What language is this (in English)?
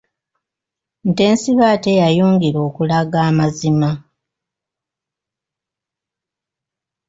Ganda